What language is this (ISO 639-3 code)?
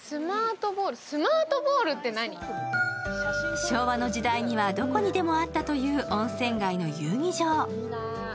jpn